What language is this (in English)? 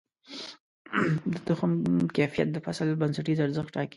Pashto